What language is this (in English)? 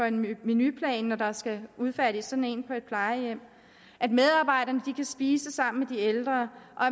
Danish